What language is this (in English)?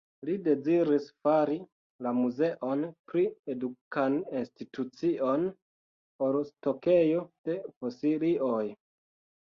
Esperanto